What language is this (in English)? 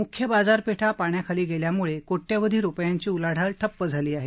Marathi